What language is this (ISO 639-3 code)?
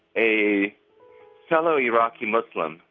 eng